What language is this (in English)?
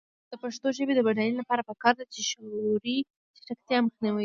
Pashto